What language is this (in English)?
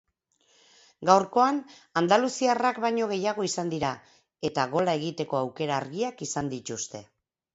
Basque